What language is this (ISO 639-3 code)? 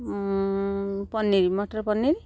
ori